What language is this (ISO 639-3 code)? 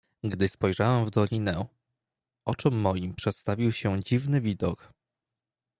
pol